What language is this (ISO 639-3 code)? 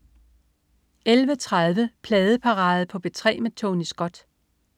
dan